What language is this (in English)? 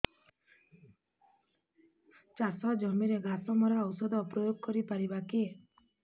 Odia